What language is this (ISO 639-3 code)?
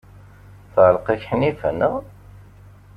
kab